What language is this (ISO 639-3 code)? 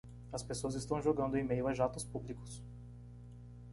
por